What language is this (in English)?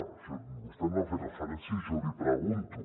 Catalan